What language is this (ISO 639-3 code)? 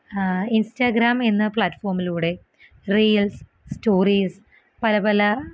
mal